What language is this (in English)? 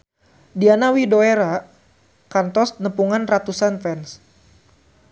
Sundanese